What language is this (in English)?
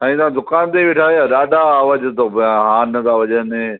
Sindhi